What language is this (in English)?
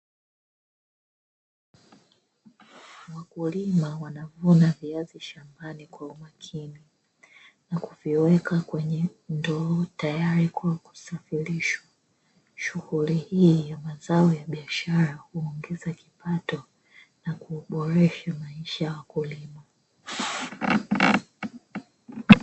Swahili